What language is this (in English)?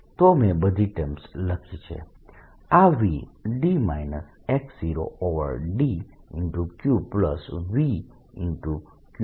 Gujarati